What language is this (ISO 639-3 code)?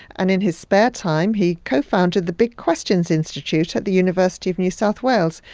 eng